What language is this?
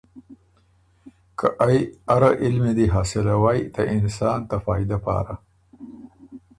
Ormuri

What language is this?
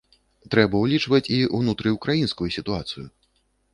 Belarusian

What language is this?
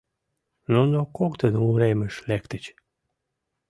Mari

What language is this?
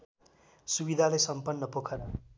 Nepali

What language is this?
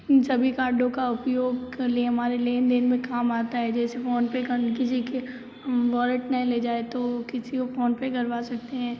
Hindi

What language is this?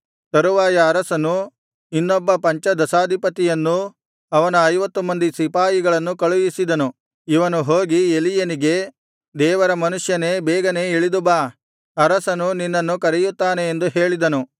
Kannada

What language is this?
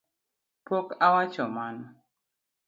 Luo (Kenya and Tanzania)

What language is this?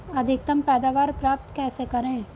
Hindi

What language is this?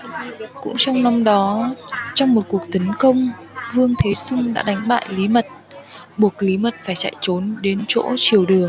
Vietnamese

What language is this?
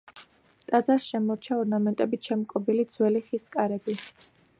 Georgian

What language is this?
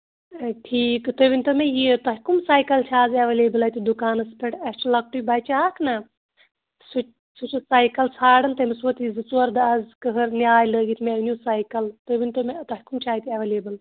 Kashmiri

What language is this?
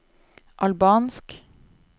Norwegian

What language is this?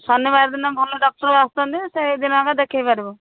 Odia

